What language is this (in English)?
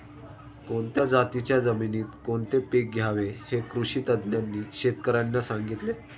Marathi